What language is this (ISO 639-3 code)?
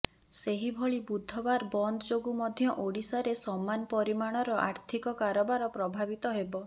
ori